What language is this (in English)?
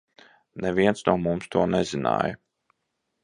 Latvian